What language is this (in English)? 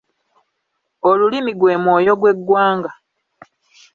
Ganda